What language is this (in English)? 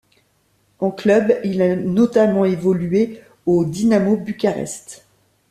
French